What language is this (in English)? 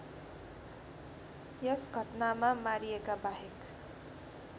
Nepali